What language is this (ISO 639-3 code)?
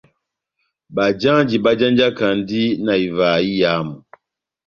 bnm